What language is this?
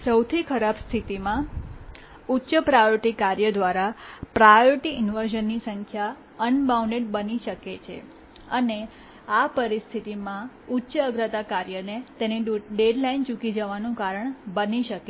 Gujarati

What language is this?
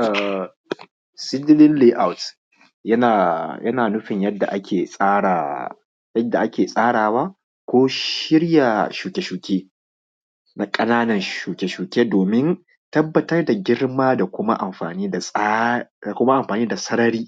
Hausa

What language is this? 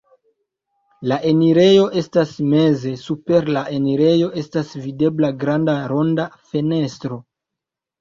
Esperanto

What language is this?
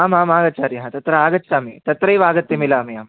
Sanskrit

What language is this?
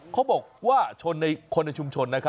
Thai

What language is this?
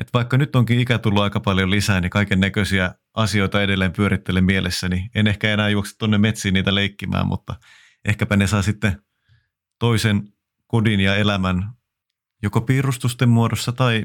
Finnish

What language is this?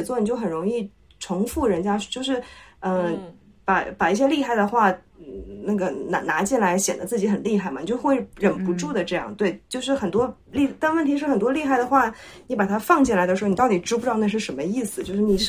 Chinese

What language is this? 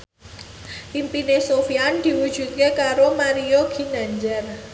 Javanese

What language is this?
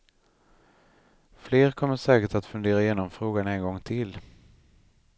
Swedish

